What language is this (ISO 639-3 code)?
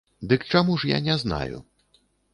bel